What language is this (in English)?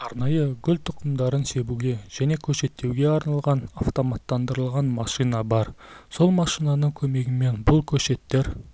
Kazakh